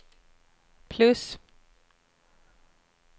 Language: Swedish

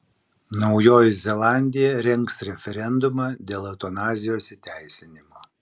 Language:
Lithuanian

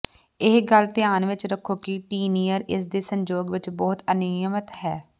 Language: Punjabi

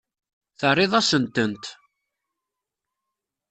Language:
Kabyle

